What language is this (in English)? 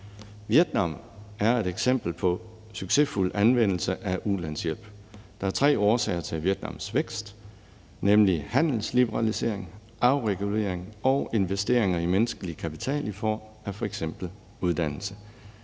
Danish